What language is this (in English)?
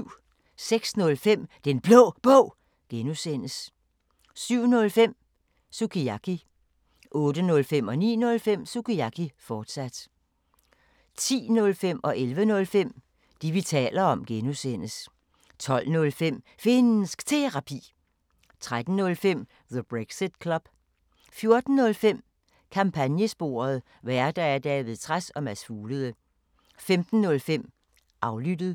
Danish